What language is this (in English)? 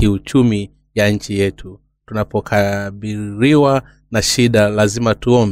Swahili